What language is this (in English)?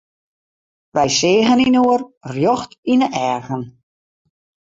Western Frisian